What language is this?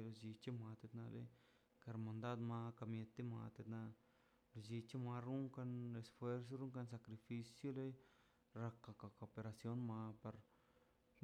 Mazaltepec Zapotec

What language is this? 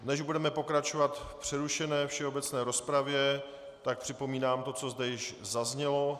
Czech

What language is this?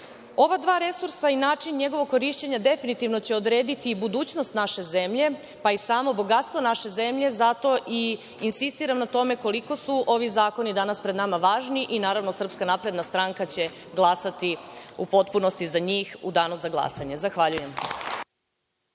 Serbian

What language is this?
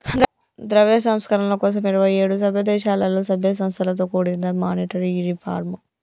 Telugu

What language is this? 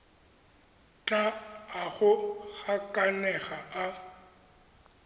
Tswana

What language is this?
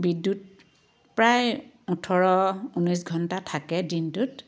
Assamese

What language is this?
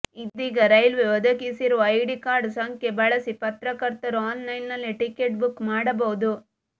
Kannada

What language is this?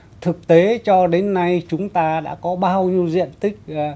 Vietnamese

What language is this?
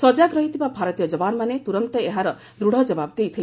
Odia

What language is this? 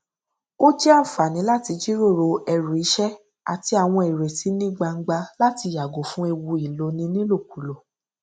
Yoruba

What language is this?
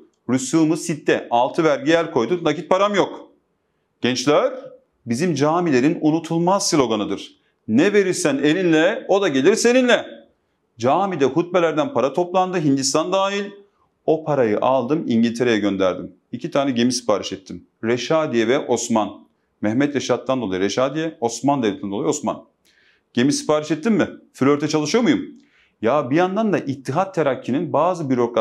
Turkish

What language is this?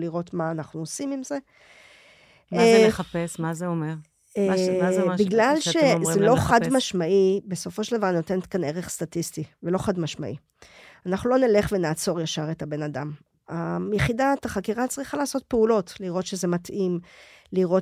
Hebrew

